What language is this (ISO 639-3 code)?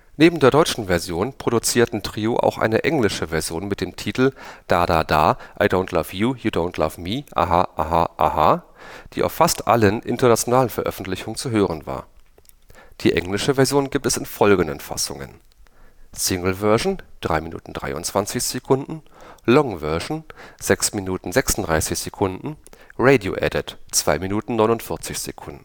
deu